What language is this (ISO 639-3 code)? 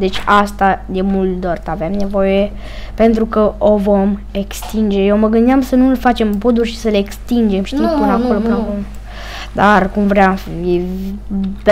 ron